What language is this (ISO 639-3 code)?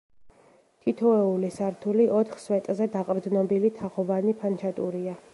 kat